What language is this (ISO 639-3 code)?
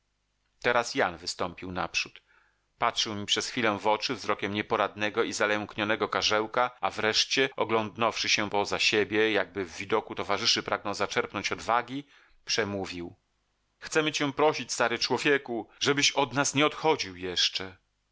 pol